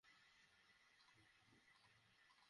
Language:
Bangla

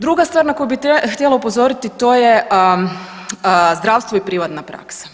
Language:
Croatian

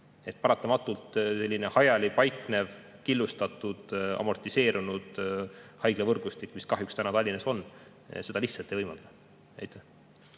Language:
Estonian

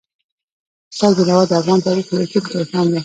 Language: Pashto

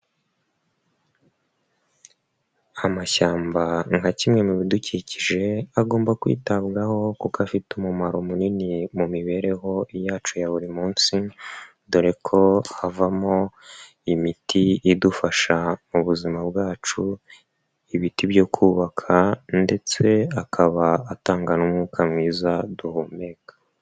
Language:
Kinyarwanda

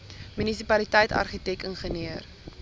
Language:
Afrikaans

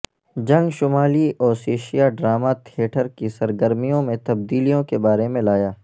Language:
Urdu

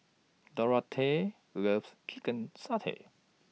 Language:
English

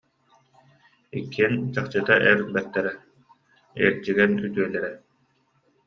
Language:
Yakut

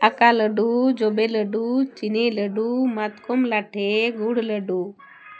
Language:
Santali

